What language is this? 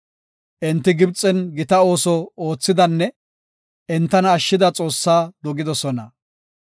Gofa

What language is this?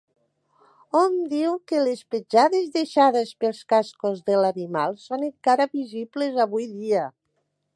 Catalan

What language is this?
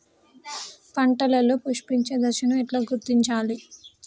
Telugu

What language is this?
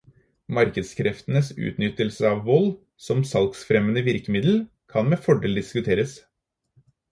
Norwegian Bokmål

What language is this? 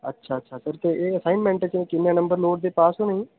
Dogri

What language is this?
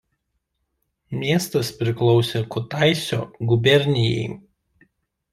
Lithuanian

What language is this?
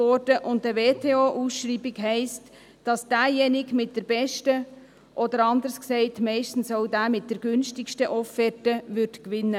Swiss German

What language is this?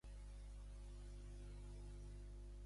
Catalan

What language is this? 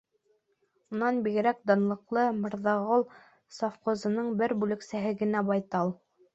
Bashkir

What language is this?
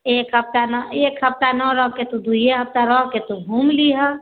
Maithili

